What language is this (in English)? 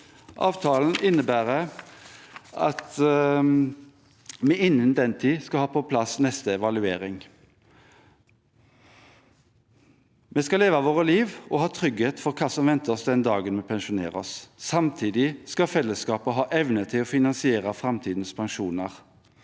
Norwegian